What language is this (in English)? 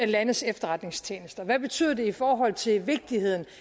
Danish